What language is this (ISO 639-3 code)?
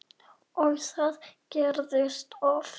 isl